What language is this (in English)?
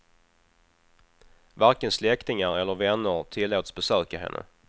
Swedish